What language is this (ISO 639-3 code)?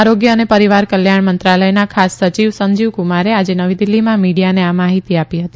guj